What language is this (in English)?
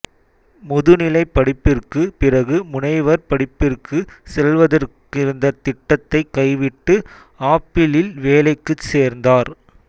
Tamil